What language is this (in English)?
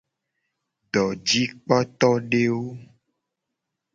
Gen